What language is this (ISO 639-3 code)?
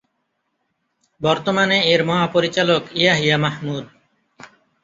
ben